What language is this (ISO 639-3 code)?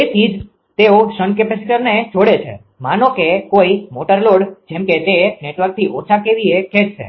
guj